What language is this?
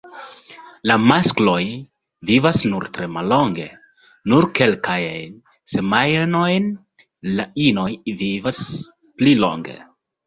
Esperanto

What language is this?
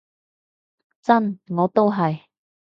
Cantonese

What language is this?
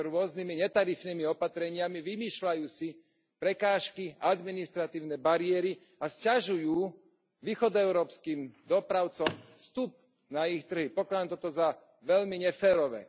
Slovak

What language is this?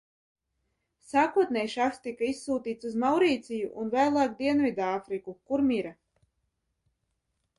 Latvian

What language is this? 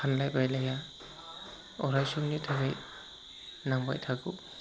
Bodo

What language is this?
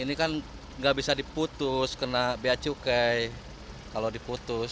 Indonesian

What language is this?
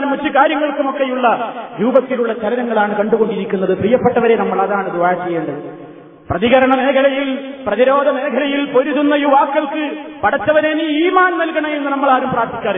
Malayalam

